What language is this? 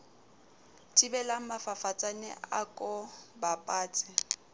Southern Sotho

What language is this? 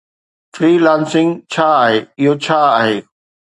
Sindhi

